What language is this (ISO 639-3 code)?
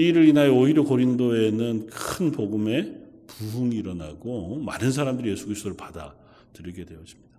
kor